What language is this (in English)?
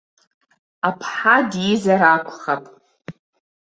Abkhazian